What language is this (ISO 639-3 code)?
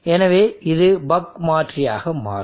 tam